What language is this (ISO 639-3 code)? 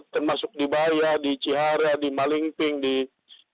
ind